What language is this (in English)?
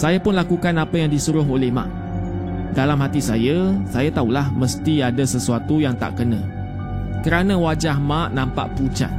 Malay